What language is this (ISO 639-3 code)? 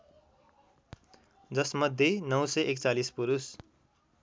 nep